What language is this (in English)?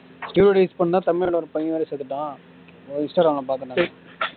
Tamil